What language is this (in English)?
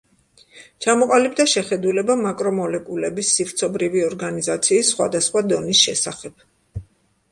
Georgian